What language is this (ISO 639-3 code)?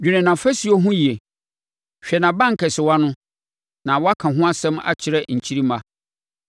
aka